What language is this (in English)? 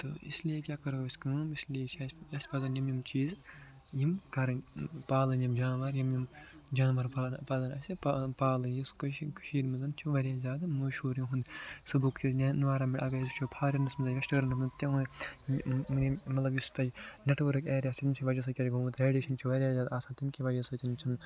Kashmiri